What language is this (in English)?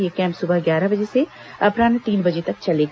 Hindi